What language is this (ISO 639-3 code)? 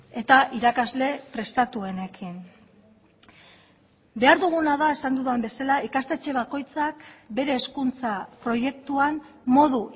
eus